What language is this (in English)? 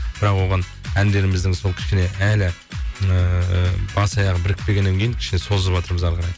Kazakh